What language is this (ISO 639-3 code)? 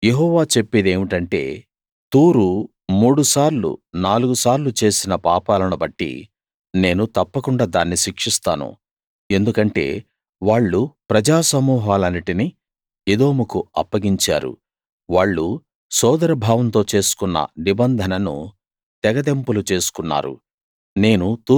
tel